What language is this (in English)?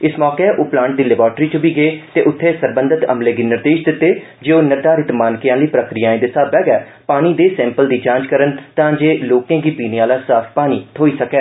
Dogri